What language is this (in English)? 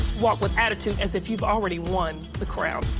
English